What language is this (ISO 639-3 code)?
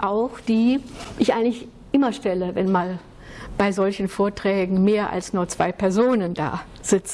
deu